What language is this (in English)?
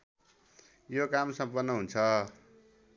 Nepali